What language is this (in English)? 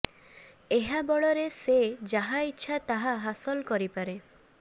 Odia